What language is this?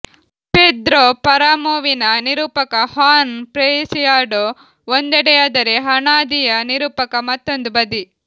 Kannada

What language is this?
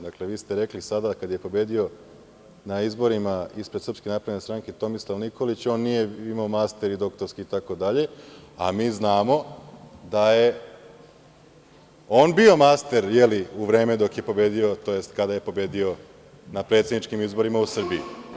Serbian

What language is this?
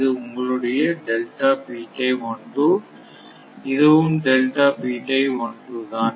Tamil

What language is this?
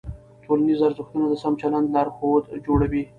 Pashto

